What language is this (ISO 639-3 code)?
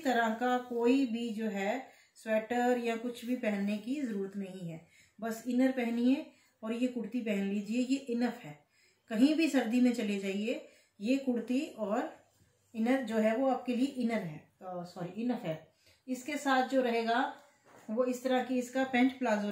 hin